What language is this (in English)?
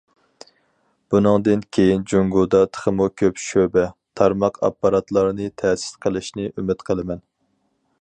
Uyghur